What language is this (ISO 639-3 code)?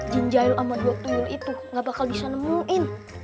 ind